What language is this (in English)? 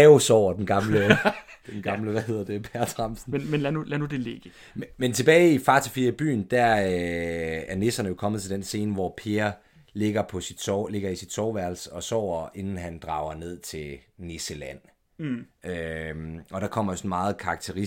Danish